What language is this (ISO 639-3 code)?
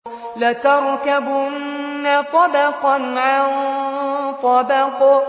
ara